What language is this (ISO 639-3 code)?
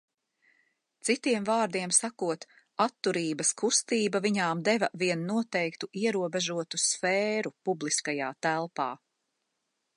lav